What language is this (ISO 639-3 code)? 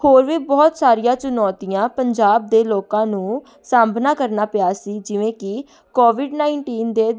pan